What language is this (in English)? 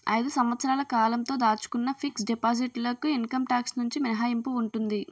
Telugu